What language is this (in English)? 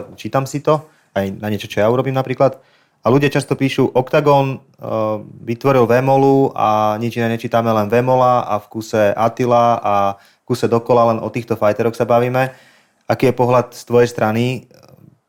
Czech